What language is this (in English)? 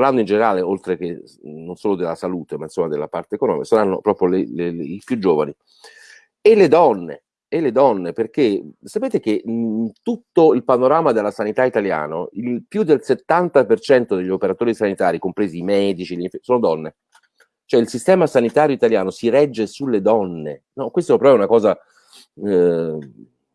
Italian